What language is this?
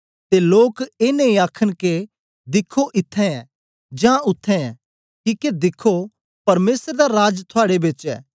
Dogri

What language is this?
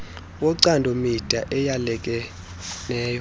Xhosa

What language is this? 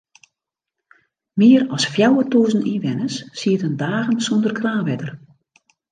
Western Frisian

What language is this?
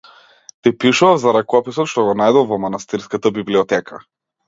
Macedonian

